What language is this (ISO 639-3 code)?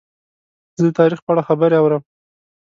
pus